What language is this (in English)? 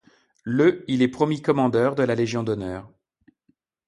French